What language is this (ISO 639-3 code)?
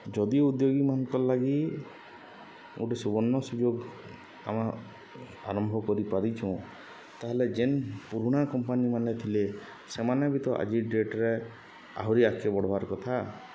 ori